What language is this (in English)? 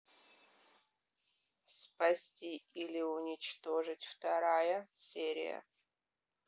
Russian